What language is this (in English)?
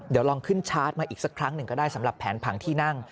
Thai